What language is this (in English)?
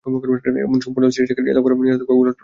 Bangla